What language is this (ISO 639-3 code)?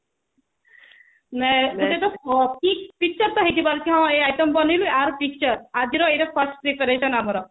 ori